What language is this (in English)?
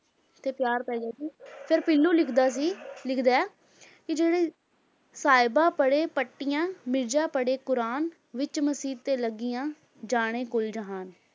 Punjabi